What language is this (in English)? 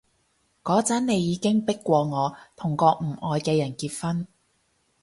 Cantonese